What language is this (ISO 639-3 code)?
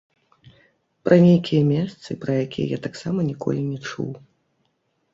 bel